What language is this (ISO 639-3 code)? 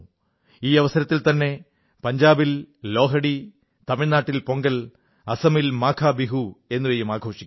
mal